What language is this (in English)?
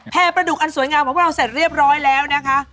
Thai